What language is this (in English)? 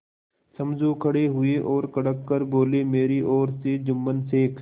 Hindi